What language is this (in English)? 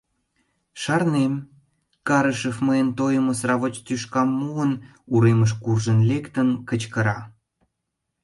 Mari